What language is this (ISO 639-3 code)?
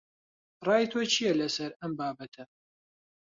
ckb